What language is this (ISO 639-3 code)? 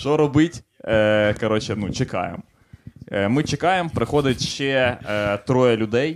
ukr